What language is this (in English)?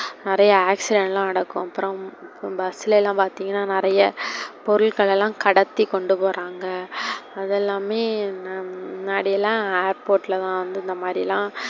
Tamil